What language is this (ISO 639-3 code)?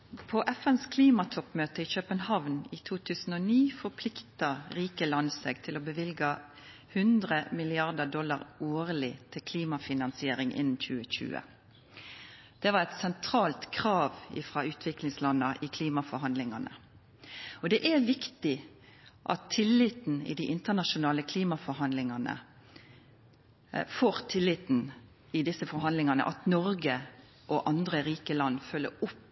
nno